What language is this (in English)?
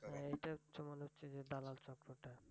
Bangla